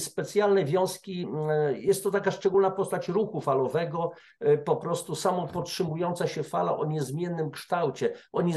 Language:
Polish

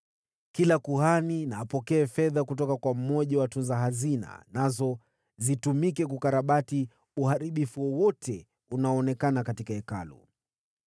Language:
Swahili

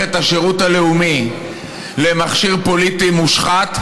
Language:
Hebrew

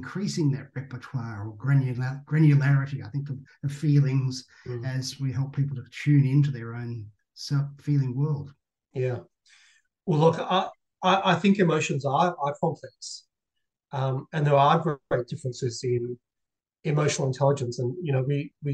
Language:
English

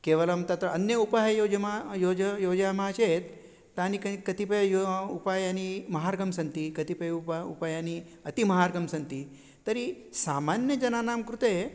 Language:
Sanskrit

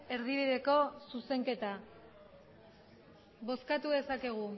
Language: Basque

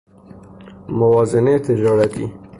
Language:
Persian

